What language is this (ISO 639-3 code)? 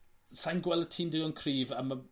cym